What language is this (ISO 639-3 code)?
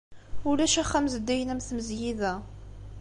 kab